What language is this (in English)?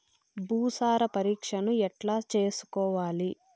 Telugu